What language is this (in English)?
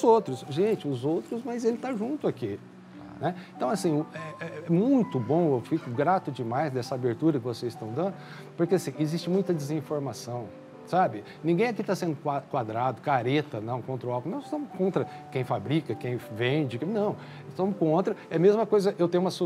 Portuguese